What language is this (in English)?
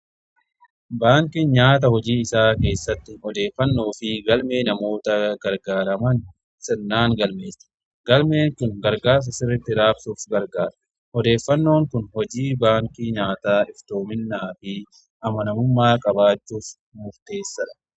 Oromo